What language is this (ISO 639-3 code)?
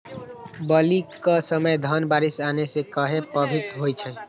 mag